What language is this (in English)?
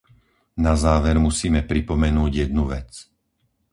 Slovak